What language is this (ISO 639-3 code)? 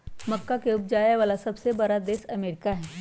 mag